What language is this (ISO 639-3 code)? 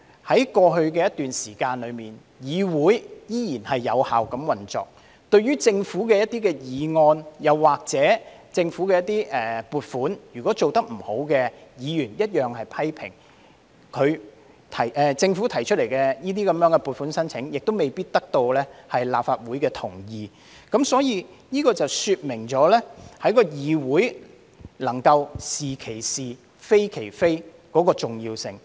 yue